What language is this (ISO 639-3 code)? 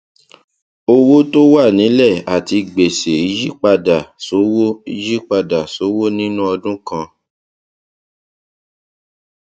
yor